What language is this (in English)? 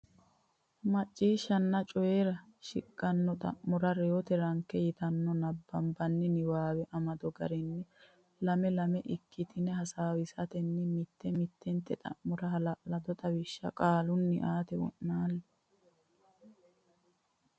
Sidamo